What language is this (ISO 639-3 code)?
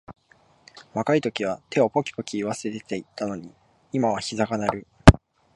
jpn